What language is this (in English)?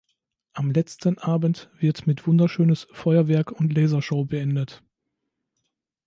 German